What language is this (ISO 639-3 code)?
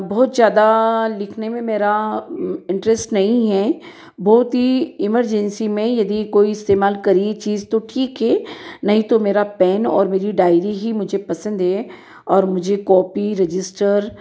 hin